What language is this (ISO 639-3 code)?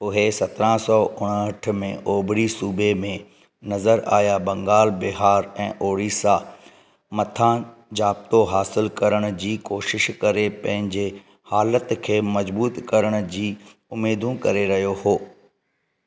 snd